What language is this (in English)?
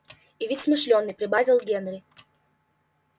Russian